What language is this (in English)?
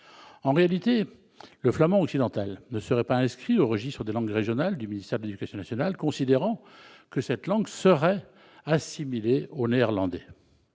French